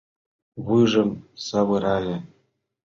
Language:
Mari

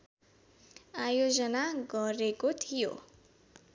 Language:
Nepali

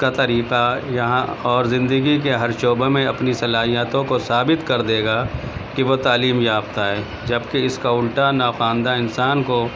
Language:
Urdu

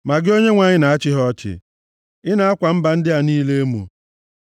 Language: Igbo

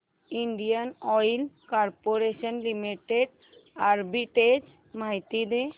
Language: Marathi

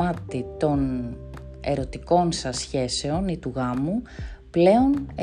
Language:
Greek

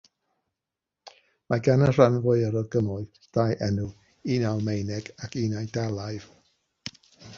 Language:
Welsh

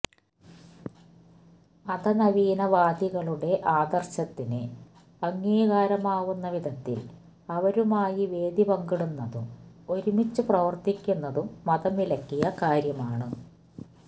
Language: Malayalam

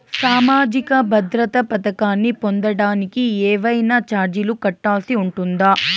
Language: Telugu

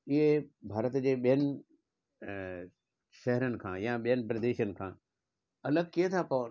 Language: Sindhi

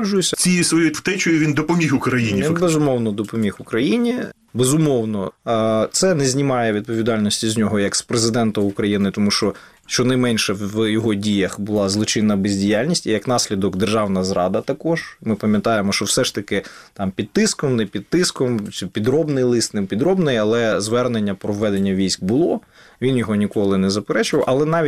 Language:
Ukrainian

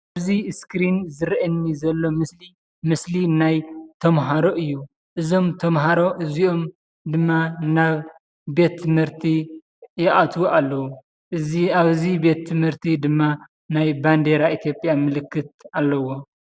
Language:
Tigrinya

